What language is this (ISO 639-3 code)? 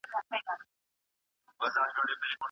pus